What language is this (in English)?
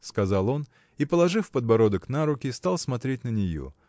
Russian